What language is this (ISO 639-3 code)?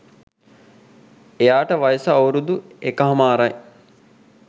sin